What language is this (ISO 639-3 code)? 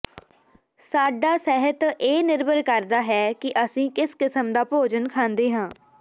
pan